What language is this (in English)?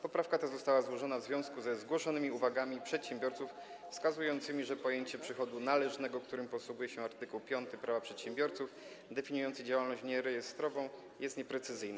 Polish